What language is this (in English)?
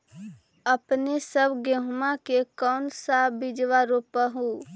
Magahi